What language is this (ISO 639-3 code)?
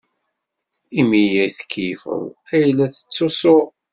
kab